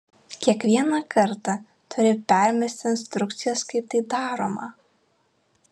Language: Lithuanian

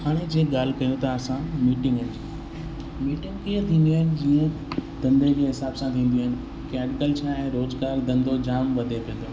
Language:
Sindhi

